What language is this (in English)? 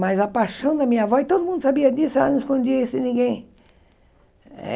Portuguese